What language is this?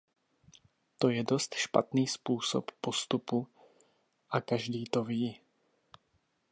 Czech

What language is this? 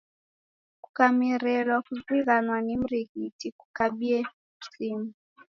Taita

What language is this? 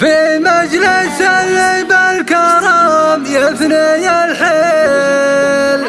Arabic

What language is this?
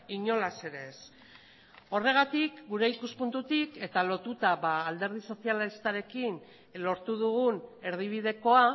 Basque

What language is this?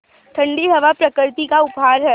Hindi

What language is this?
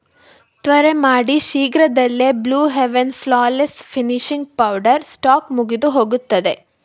Kannada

